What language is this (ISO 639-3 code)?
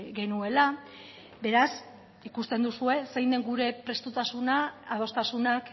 eus